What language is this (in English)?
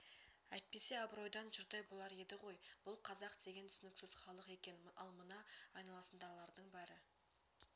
Kazakh